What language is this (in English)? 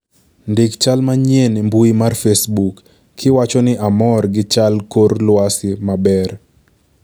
Luo (Kenya and Tanzania)